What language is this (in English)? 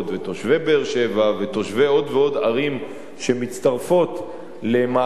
Hebrew